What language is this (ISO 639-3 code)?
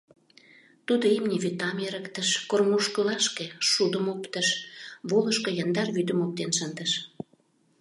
chm